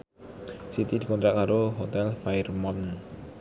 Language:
Javanese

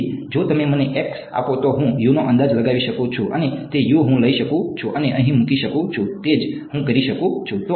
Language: Gujarati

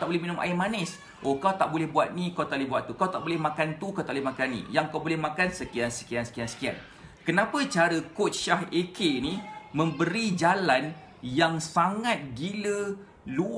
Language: Malay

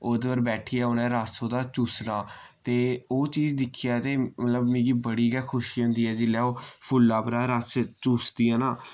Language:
Dogri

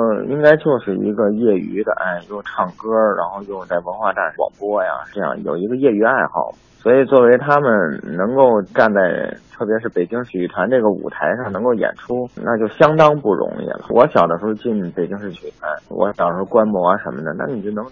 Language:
Chinese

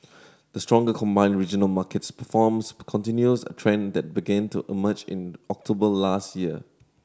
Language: English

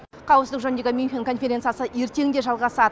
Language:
Kazakh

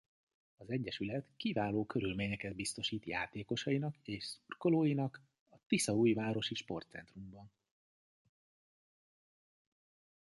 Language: Hungarian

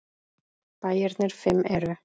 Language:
Icelandic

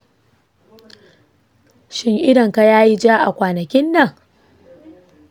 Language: Hausa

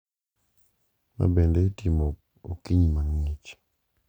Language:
Luo (Kenya and Tanzania)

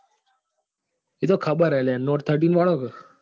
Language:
Gujarati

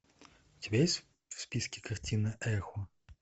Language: Russian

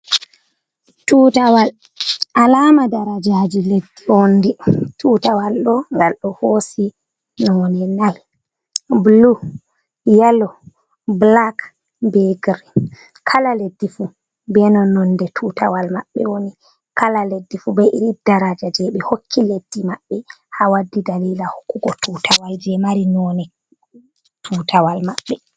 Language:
Fula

